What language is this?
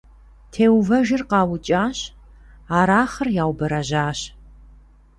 Kabardian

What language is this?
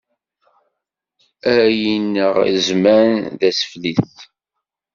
Kabyle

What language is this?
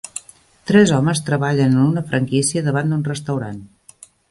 Catalan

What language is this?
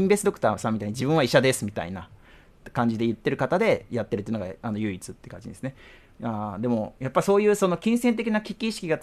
Japanese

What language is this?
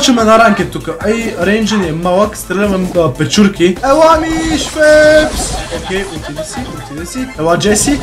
Bulgarian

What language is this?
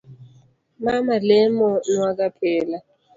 Luo (Kenya and Tanzania)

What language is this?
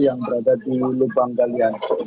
Indonesian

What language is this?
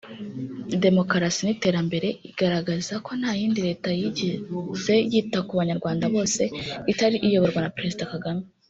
Kinyarwanda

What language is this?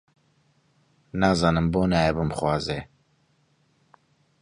Central Kurdish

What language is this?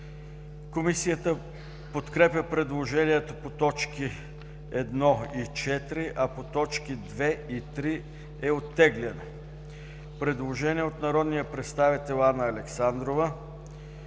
Bulgarian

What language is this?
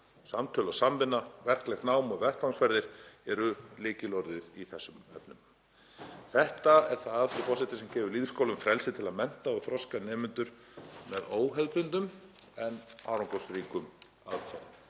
Icelandic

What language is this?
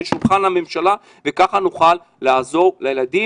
Hebrew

